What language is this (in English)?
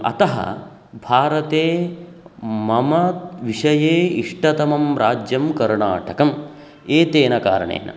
Sanskrit